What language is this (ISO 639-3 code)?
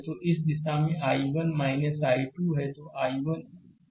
hin